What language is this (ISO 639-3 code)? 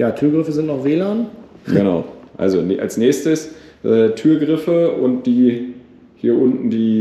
deu